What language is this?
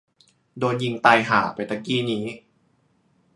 Thai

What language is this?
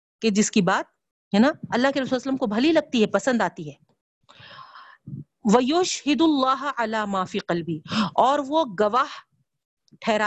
Urdu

